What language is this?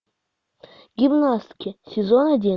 Russian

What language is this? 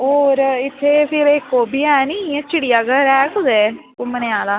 Dogri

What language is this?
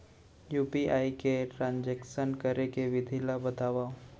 Chhattisgarhi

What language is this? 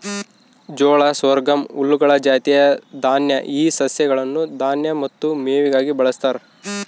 Kannada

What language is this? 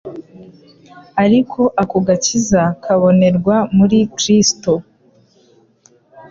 Kinyarwanda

